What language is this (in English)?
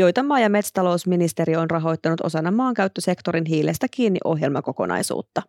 Finnish